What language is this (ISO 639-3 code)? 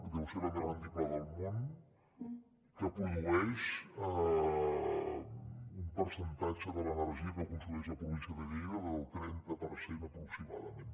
cat